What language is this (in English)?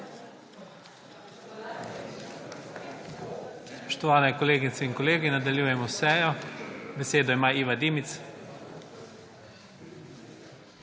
Slovenian